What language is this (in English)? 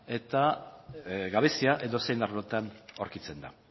Basque